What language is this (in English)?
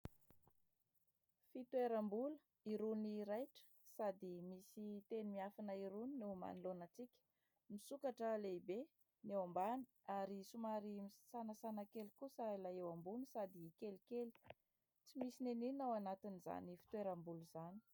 Malagasy